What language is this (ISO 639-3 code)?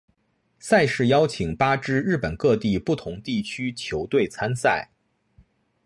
zho